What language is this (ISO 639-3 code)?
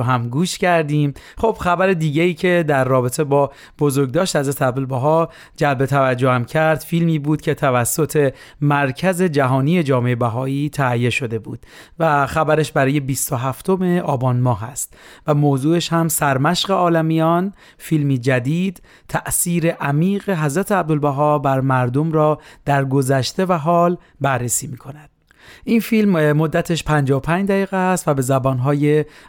fas